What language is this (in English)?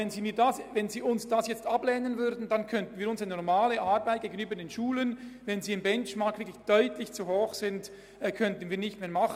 Swiss German